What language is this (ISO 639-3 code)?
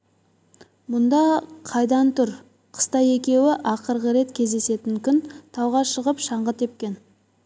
kaz